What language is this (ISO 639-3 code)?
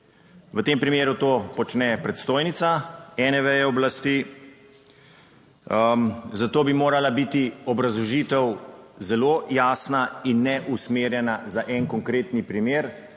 slv